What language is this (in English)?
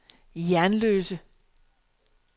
Danish